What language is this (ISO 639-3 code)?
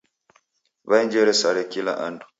dav